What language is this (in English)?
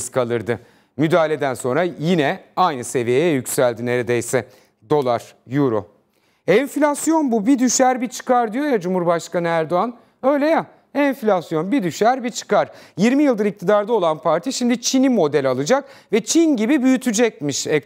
Turkish